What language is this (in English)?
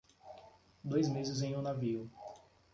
Portuguese